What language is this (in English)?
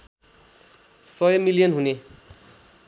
Nepali